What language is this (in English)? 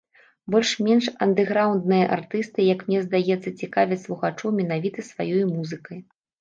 Belarusian